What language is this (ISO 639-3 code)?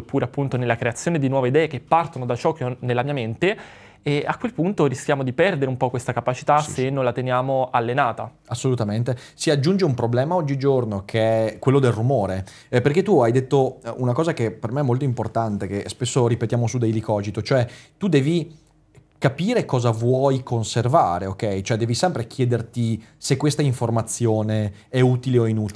ita